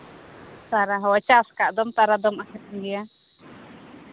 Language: Santali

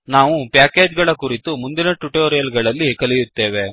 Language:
Kannada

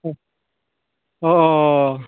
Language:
Bodo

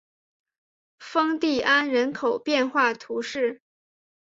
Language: Chinese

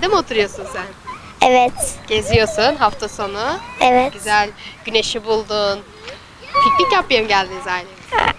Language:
Turkish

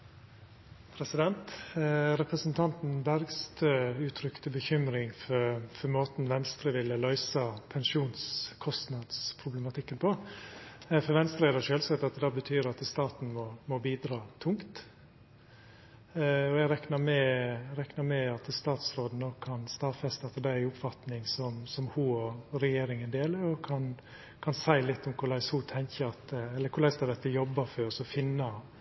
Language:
Norwegian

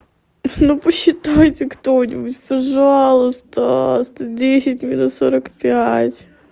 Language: Russian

